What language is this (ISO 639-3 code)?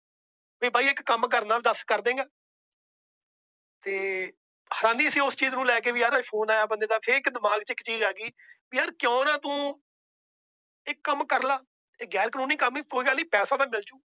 pan